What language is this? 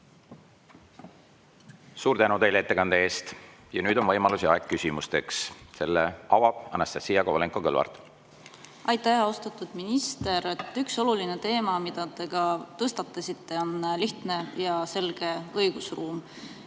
Estonian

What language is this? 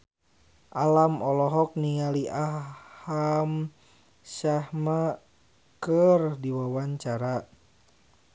Sundanese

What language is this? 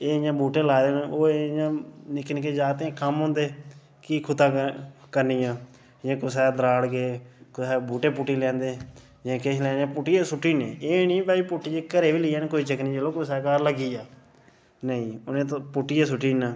Dogri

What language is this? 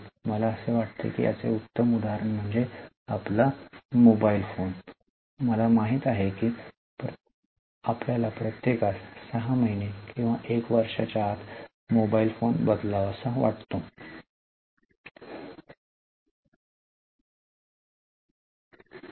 Marathi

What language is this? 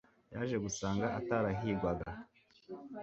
Kinyarwanda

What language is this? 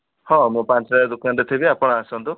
Odia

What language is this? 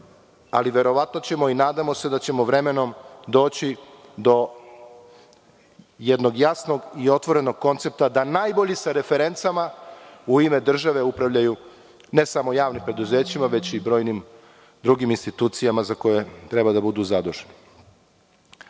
Serbian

